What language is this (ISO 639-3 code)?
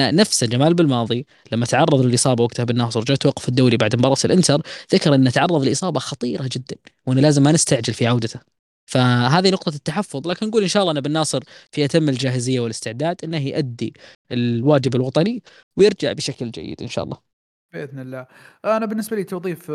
ara